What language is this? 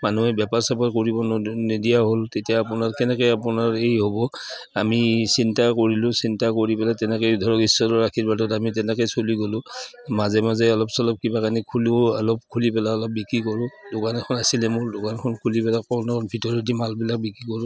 Assamese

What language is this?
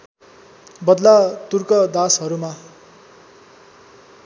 Nepali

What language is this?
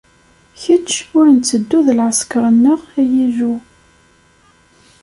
Kabyle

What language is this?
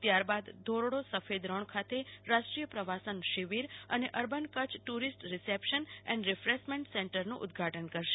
Gujarati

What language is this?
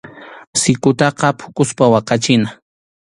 Arequipa-La Unión Quechua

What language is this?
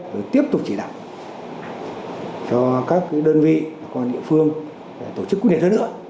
Vietnamese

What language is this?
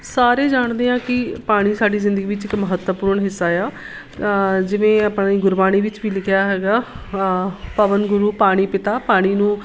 Punjabi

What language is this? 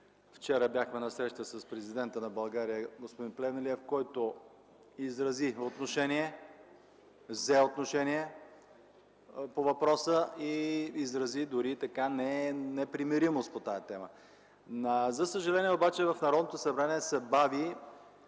Bulgarian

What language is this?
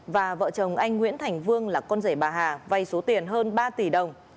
Vietnamese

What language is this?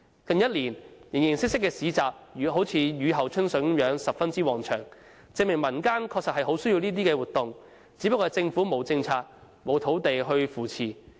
Cantonese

